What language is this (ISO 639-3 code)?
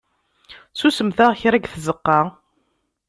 kab